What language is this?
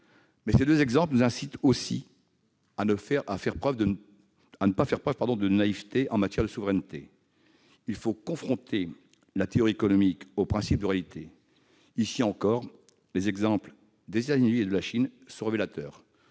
French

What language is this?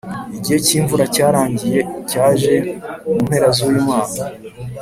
Kinyarwanda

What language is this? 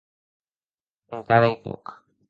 Occitan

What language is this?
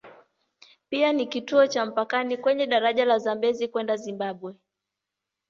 Swahili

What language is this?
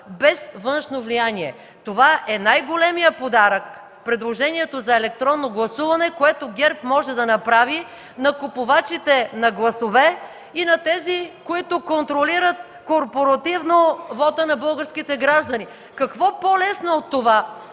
Bulgarian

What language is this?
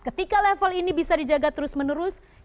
Indonesian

